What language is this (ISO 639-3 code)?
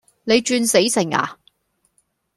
yue